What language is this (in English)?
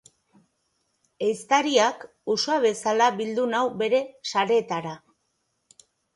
Basque